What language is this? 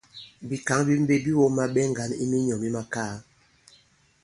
Bankon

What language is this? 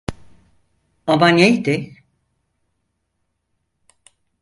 Turkish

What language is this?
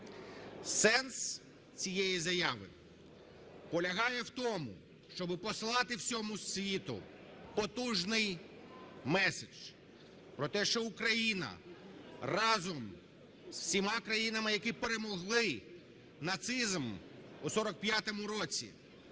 Ukrainian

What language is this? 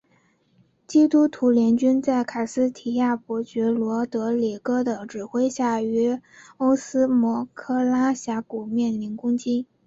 Chinese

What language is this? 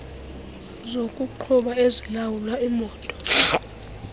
Xhosa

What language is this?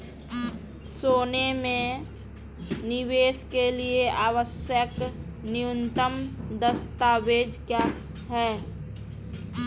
Hindi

